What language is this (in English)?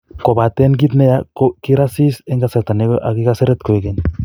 Kalenjin